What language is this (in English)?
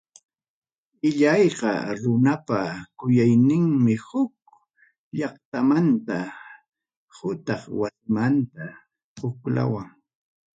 Ayacucho Quechua